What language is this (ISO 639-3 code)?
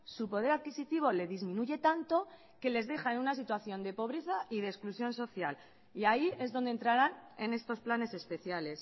spa